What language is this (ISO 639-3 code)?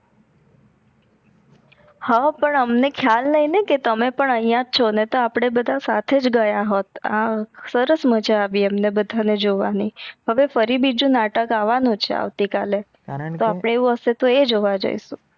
guj